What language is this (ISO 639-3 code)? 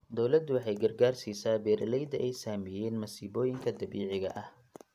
som